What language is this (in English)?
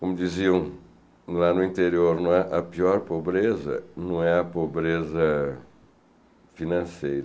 Portuguese